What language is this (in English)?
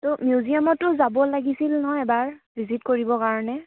Assamese